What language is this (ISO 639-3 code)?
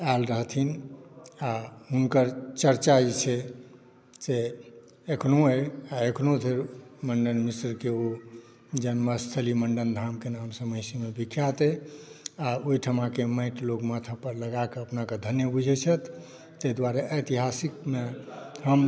mai